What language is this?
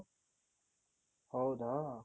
Kannada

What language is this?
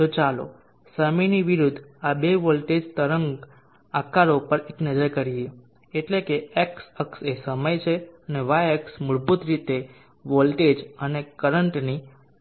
Gujarati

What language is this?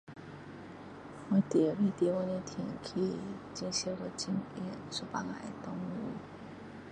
Min Dong Chinese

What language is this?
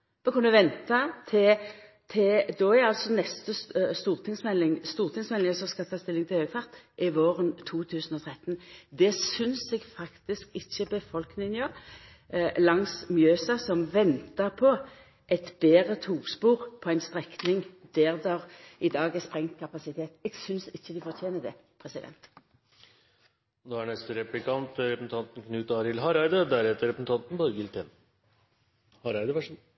Norwegian Nynorsk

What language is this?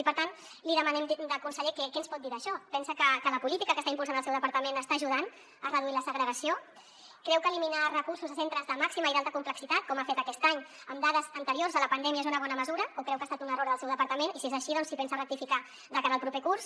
Catalan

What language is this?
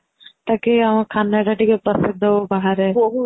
Odia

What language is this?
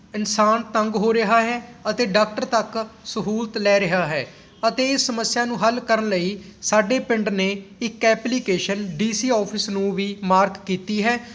Punjabi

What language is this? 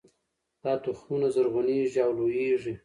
Pashto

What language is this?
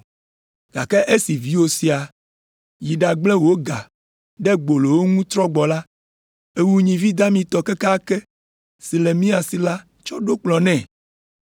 Ewe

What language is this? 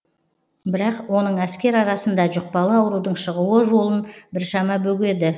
Kazakh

